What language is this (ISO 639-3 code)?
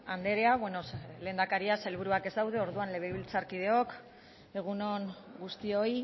eus